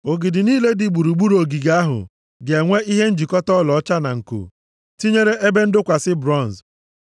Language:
Igbo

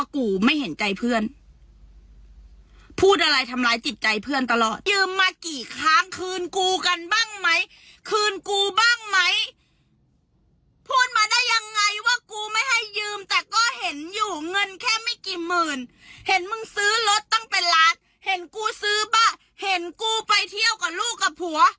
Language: Thai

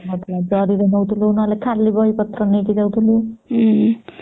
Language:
Odia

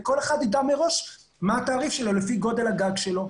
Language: Hebrew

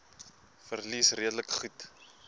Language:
Afrikaans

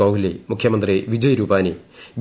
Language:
Malayalam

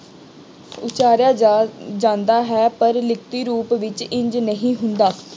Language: Punjabi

